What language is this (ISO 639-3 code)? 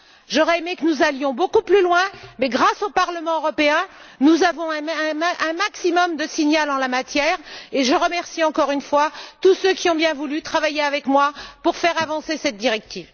fra